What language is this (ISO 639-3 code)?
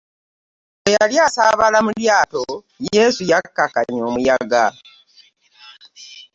lug